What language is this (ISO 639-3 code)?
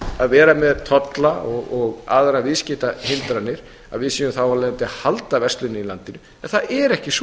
isl